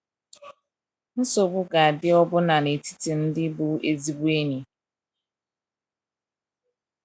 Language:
Igbo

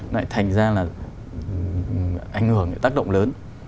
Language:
Vietnamese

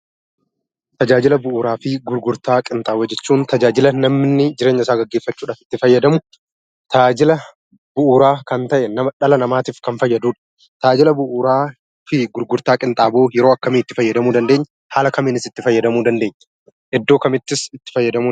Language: Oromo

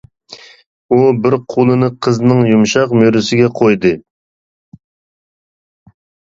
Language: Uyghur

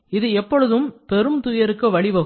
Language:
Tamil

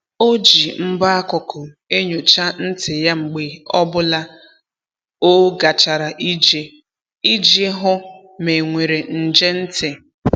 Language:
Igbo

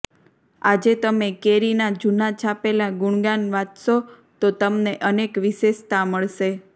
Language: Gujarati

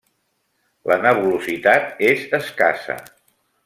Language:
Catalan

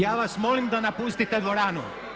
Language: Croatian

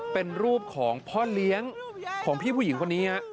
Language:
Thai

